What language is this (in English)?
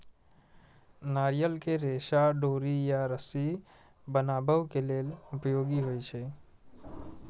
Maithili